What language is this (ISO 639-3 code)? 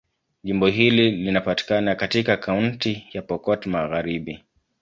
swa